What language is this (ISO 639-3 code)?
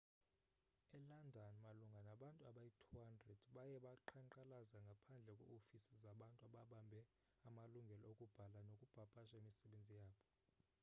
xho